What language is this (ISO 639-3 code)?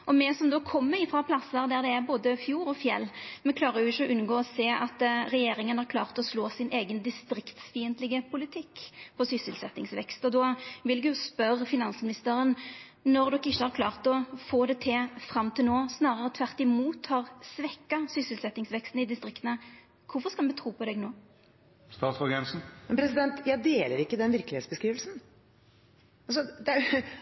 nor